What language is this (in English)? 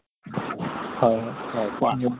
Assamese